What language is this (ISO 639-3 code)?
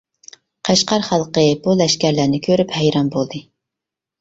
uig